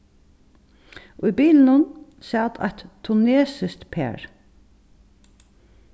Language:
Faroese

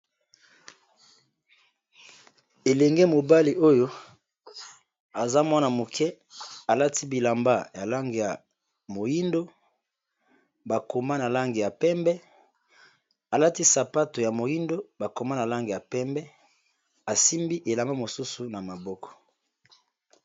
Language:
Lingala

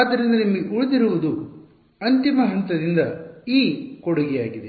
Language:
Kannada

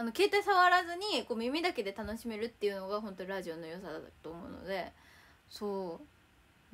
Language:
Japanese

